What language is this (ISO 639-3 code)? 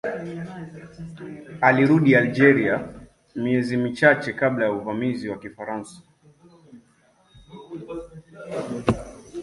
swa